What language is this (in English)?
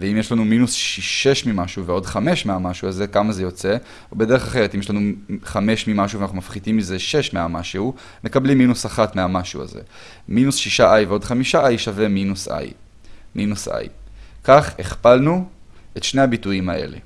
Hebrew